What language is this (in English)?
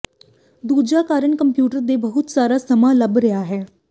Punjabi